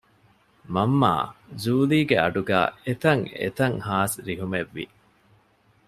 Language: Divehi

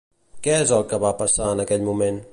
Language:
Catalan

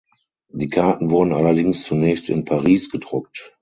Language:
German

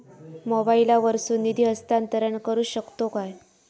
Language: Marathi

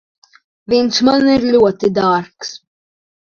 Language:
Latvian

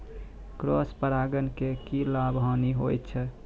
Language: Maithili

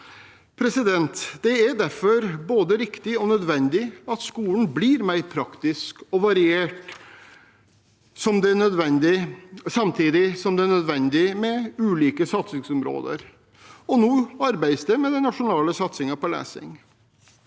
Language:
Norwegian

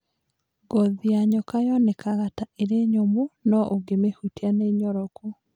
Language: Kikuyu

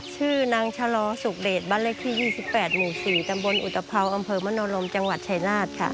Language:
Thai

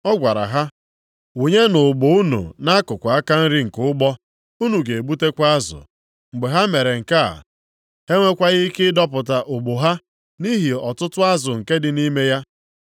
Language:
Igbo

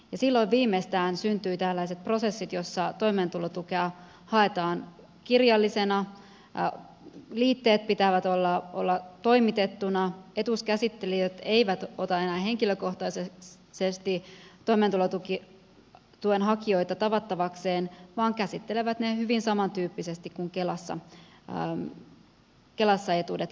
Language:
Finnish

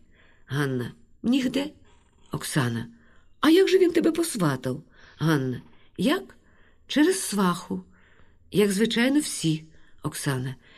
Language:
Ukrainian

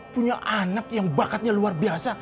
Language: Indonesian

